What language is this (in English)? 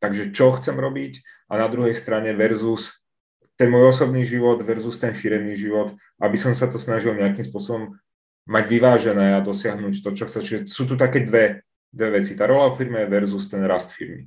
Czech